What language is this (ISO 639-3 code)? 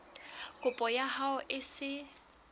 sot